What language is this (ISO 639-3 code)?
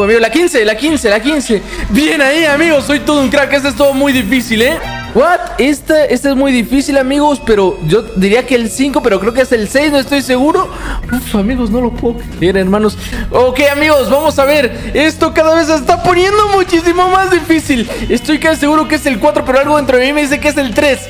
spa